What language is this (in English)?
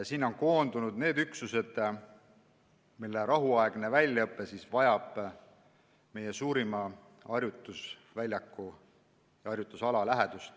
Estonian